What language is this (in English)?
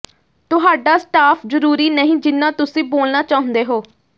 Punjabi